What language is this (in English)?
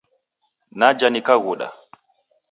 Taita